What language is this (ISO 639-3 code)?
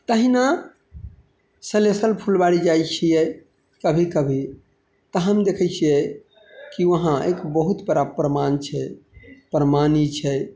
mai